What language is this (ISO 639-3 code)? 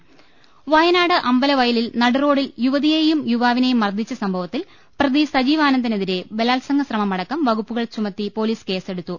mal